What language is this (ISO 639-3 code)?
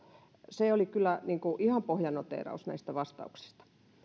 fin